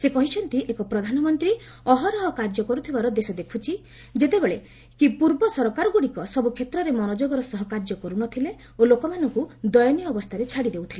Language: Odia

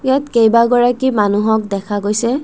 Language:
Assamese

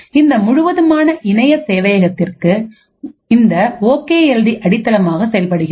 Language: Tamil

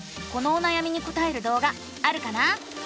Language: Japanese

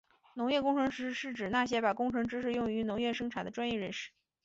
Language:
Chinese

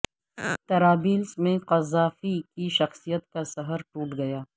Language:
Urdu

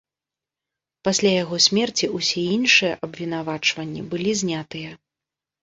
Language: Belarusian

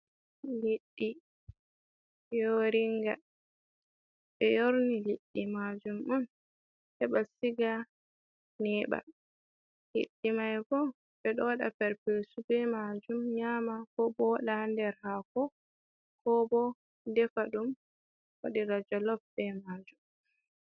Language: Fula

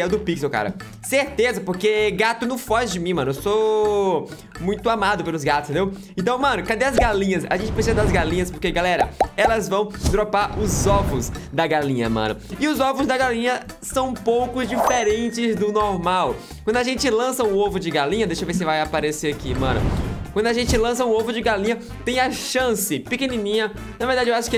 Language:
Portuguese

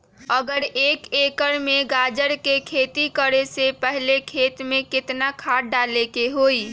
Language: Magahi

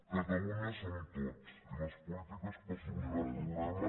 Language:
Catalan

